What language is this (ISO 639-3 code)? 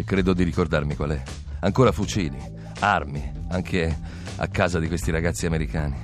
ita